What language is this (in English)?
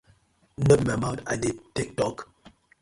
Nigerian Pidgin